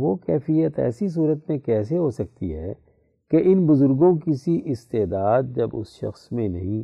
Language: Urdu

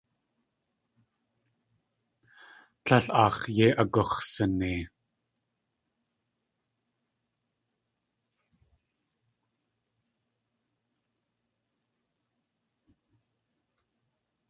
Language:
Tlingit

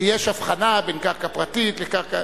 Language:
Hebrew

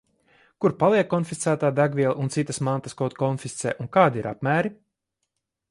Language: Latvian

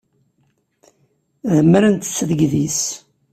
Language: Kabyle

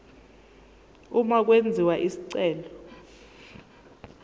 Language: Zulu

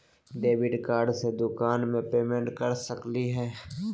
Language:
Magahi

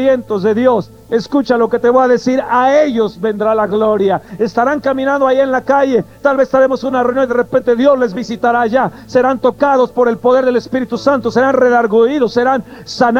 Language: Spanish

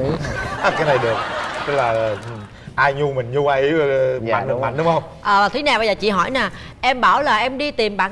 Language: Vietnamese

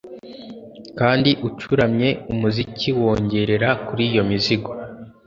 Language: Kinyarwanda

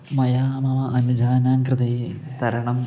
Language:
Sanskrit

